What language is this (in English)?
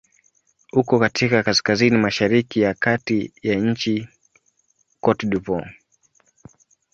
Swahili